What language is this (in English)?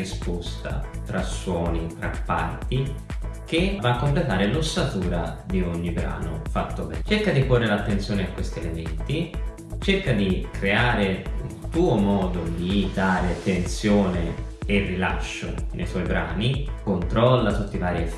Italian